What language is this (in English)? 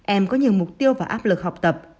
Vietnamese